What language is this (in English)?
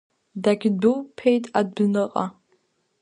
Abkhazian